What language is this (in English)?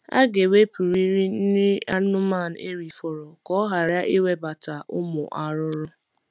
Igbo